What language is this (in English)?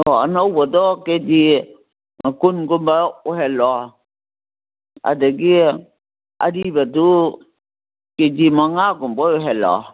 Manipuri